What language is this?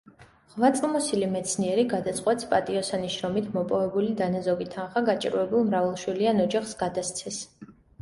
Georgian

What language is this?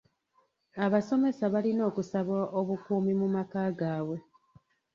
Ganda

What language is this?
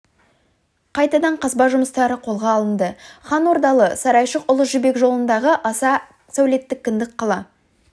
Kazakh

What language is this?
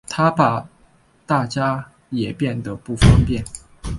Chinese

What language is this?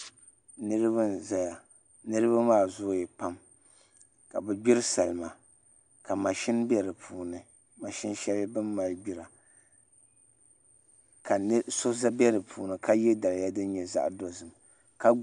Dagbani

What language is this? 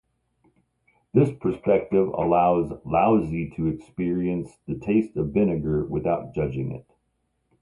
English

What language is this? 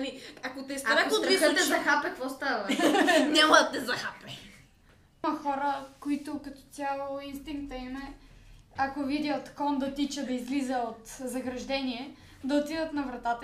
Bulgarian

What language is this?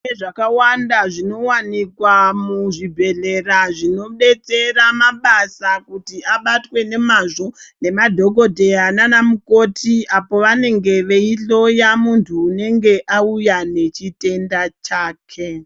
Ndau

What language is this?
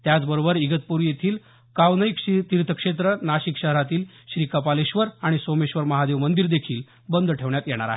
Marathi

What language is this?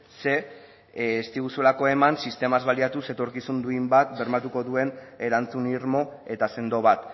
Basque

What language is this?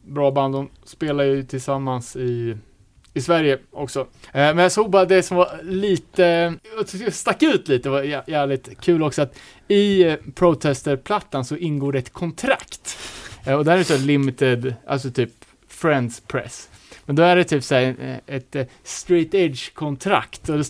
Swedish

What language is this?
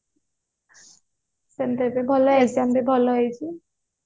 Odia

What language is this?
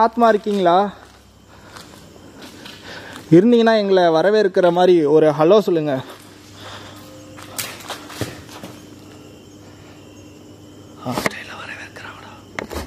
Korean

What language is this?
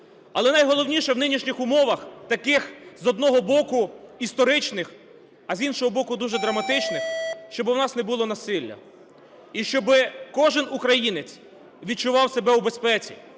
Ukrainian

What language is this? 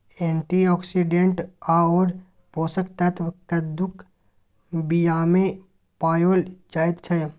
Maithili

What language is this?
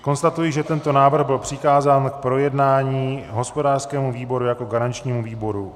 Czech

